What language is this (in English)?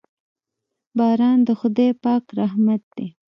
Pashto